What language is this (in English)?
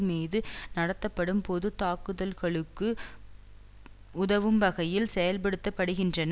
Tamil